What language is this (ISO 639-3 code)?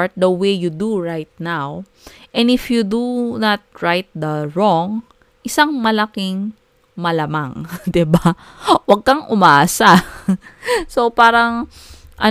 fil